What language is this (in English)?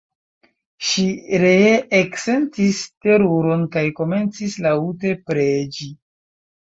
Esperanto